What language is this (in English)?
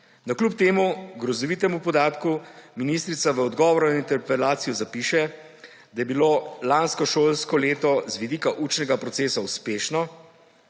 Slovenian